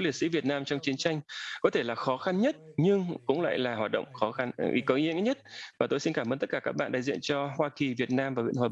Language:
Vietnamese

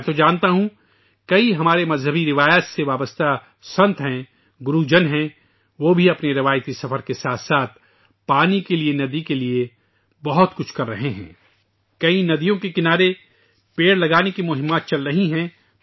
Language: Urdu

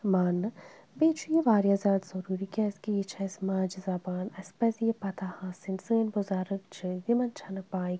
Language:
Kashmiri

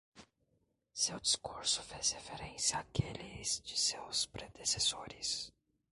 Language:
Portuguese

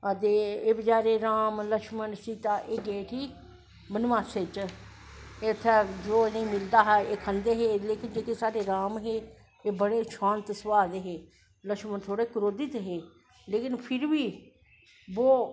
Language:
Dogri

